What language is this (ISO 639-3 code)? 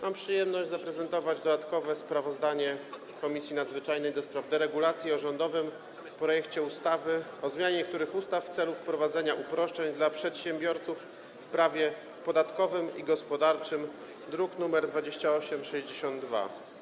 pol